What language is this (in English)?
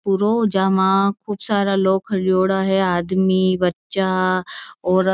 Marwari